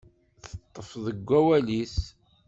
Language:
Kabyle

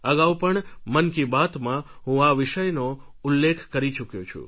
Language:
Gujarati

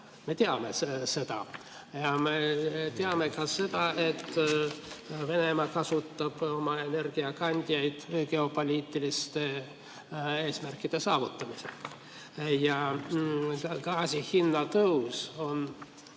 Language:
Estonian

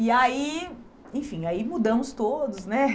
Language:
Portuguese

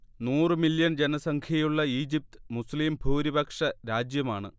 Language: Malayalam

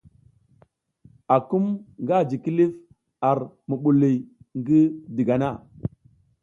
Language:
South Giziga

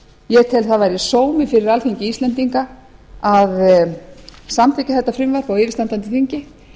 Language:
Icelandic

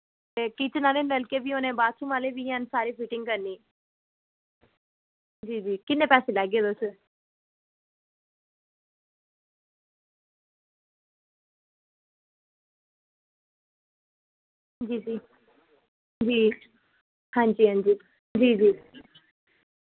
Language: Dogri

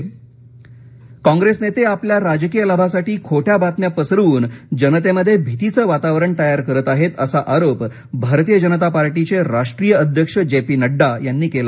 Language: Marathi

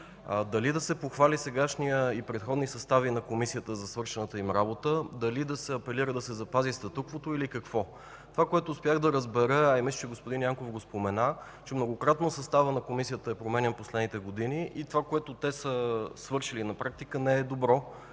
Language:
Bulgarian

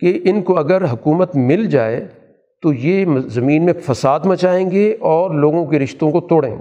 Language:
Urdu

